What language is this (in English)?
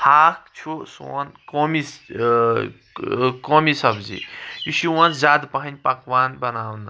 Kashmiri